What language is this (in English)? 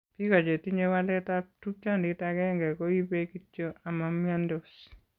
Kalenjin